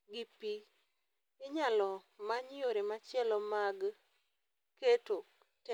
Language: Luo (Kenya and Tanzania)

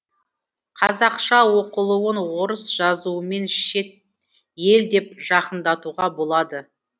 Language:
Kazakh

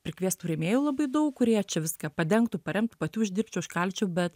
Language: Lithuanian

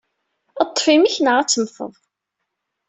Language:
Kabyle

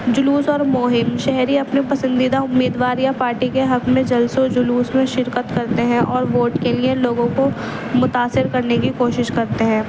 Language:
Urdu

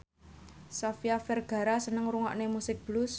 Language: Javanese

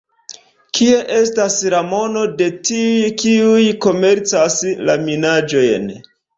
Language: Esperanto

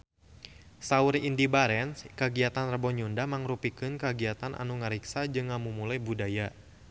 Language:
Sundanese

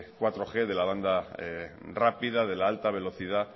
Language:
Spanish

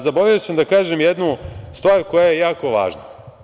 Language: Serbian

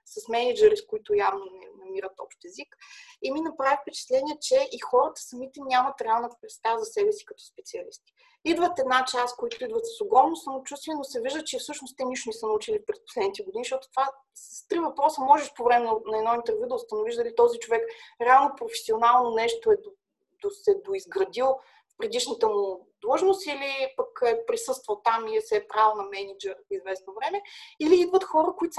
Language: Bulgarian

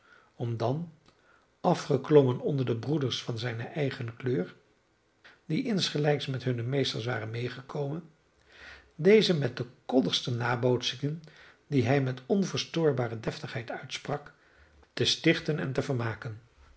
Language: Dutch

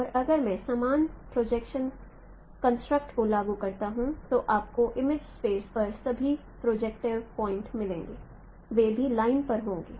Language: Hindi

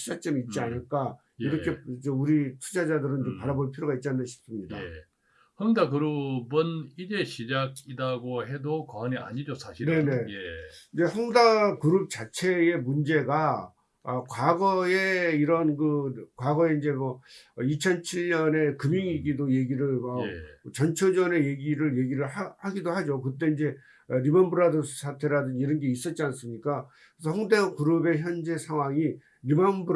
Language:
Korean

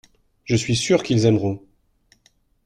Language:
French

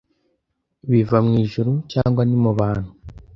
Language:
Kinyarwanda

